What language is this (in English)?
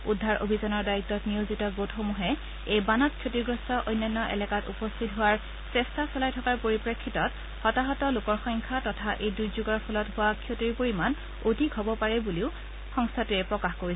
Assamese